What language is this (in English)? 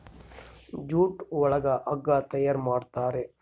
Kannada